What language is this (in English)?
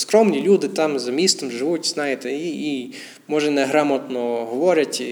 Ukrainian